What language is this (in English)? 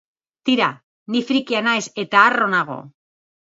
Basque